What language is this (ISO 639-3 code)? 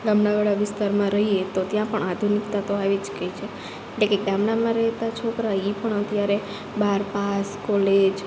guj